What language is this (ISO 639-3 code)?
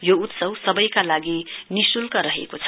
nep